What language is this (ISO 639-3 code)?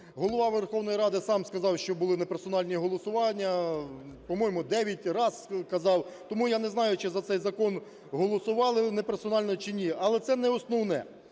ukr